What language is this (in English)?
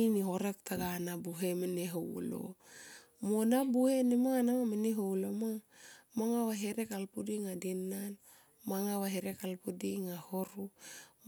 Tomoip